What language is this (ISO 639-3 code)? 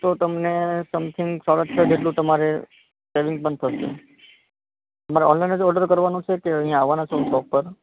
guj